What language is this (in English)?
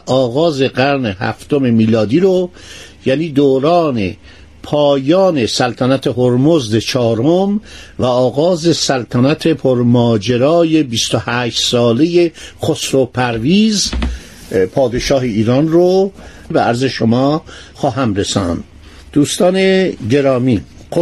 Persian